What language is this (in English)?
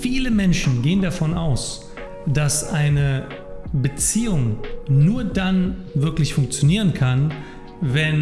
German